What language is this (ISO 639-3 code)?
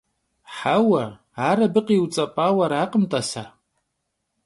kbd